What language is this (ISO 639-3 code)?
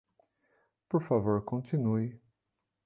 por